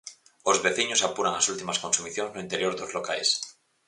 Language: Galician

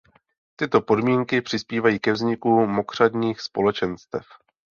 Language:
Czech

